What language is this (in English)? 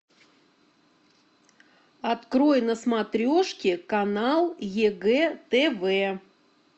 Russian